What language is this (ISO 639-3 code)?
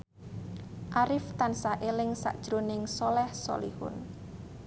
jav